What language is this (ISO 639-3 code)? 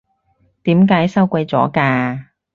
yue